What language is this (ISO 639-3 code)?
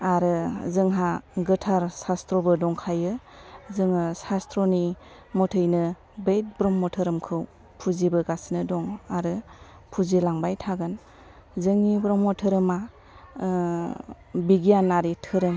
brx